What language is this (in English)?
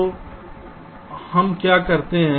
Hindi